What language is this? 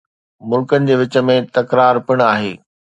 Sindhi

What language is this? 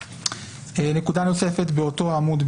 Hebrew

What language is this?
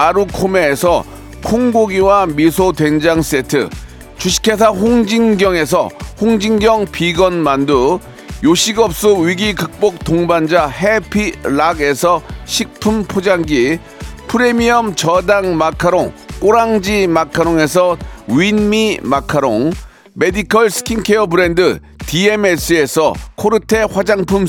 Korean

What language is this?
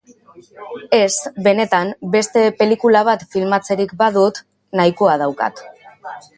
Basque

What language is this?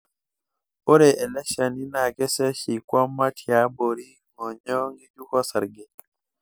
Masai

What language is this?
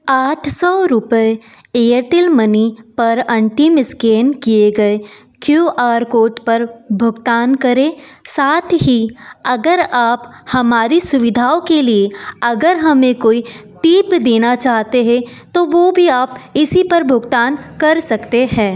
Hindi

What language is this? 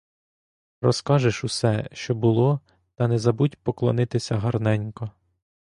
Ukrainian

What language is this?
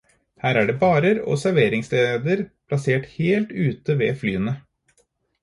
Norwegian Bokmål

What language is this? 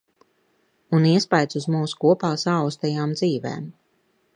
Latvian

